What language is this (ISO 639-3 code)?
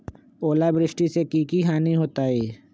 mag